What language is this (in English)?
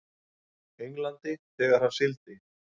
Icelandic